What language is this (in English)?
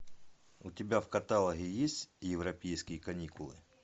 Russian